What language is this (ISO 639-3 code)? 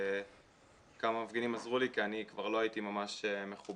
heb